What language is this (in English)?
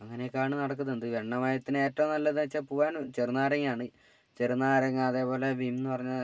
Malayalam